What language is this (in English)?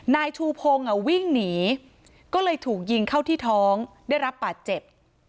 Thai